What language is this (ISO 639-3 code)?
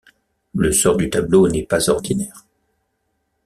fra